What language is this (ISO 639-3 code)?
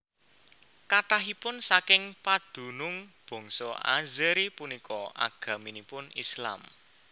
jav